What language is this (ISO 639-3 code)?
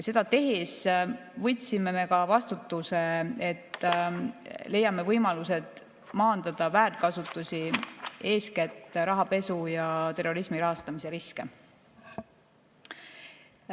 est